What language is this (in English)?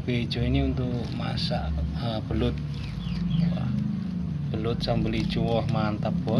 Indonesian